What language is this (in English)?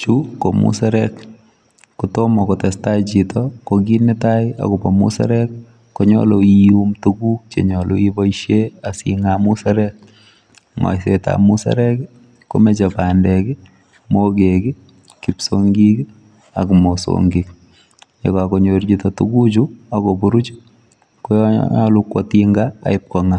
Kalenjin